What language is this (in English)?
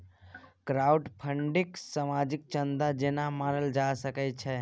Maithili